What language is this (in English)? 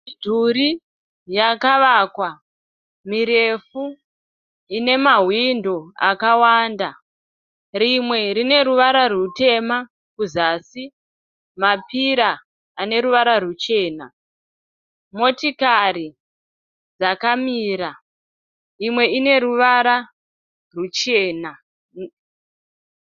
Shona